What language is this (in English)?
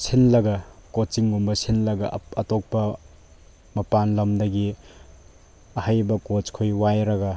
Manipuri